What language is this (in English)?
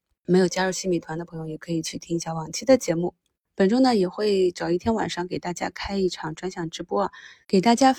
Chinese